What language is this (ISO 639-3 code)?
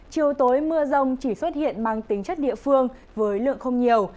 vie